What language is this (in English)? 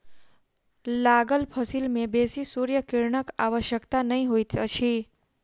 Maithili